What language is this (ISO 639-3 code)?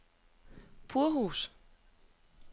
dan